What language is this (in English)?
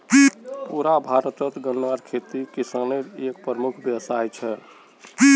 Magahi